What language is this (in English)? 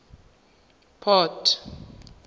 Tswana